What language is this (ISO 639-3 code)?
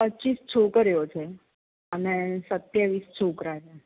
guj